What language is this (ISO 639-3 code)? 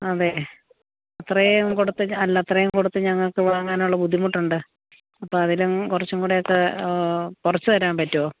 mal